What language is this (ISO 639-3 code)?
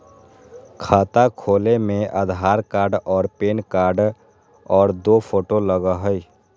mag